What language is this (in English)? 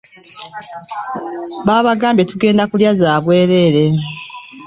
Ganda